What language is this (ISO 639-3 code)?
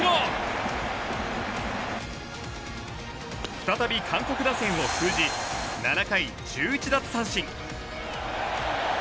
jpn